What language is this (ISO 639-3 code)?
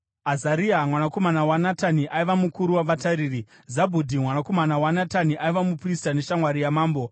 sna